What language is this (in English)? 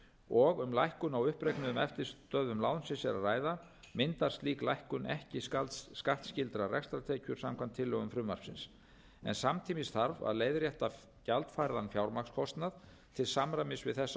Icelandic